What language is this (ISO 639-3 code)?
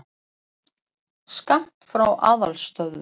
isl